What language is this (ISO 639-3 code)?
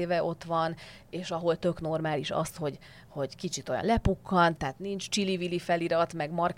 hun